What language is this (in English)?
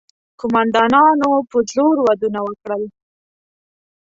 Pashto